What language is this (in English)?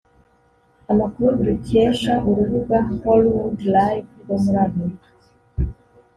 Kinyarwanda